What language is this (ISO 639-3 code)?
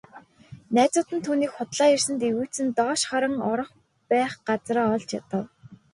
mon